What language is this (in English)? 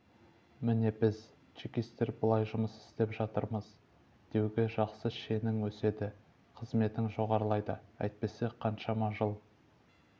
Kazakh